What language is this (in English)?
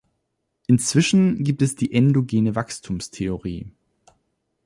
German